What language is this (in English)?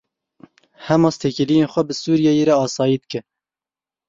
Kurdish